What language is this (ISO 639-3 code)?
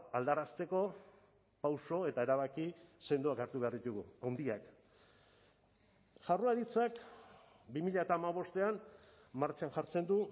eus